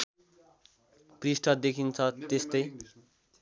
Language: Nepali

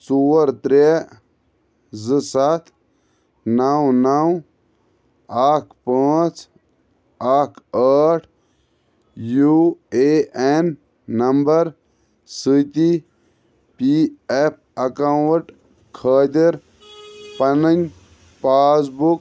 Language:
Kashmiri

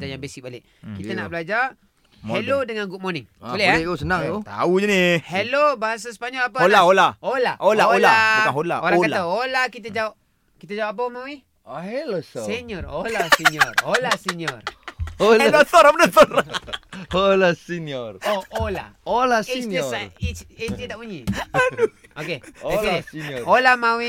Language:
Malay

